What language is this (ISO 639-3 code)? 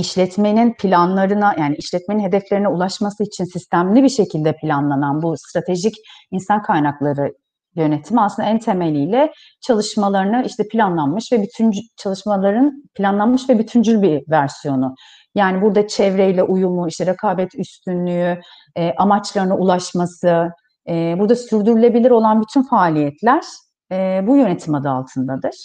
tur